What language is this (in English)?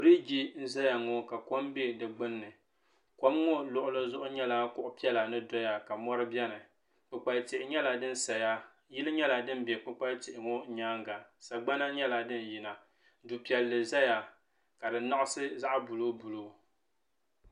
Dagbani